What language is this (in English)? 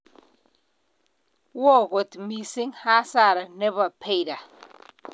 Kalenjin